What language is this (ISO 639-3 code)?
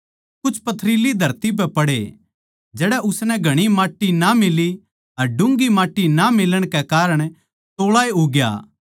bgc